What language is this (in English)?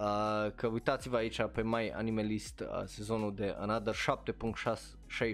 Romanian